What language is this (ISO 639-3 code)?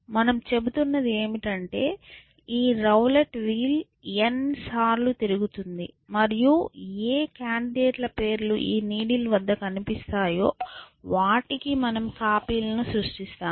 tel